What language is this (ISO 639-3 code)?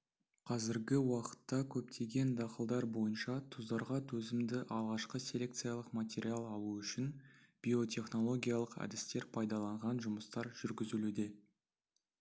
kaz